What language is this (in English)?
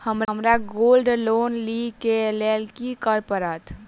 Maithili